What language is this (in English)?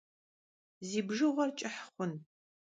Kabardian